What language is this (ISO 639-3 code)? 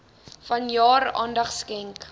afr